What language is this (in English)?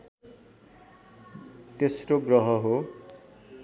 Nepali